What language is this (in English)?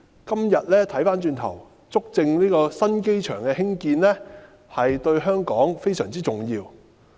Cantonese